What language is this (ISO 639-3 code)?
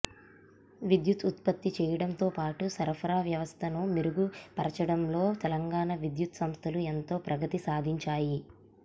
tel